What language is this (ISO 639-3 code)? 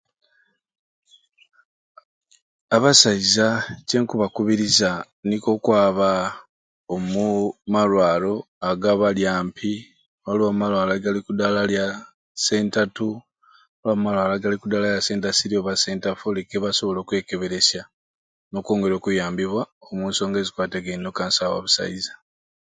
ruc